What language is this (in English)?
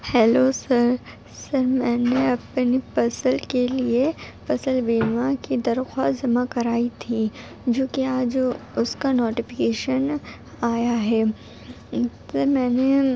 Urdu